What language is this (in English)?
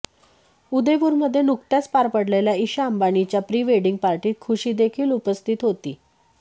Marathi